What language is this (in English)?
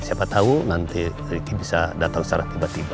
Indonesian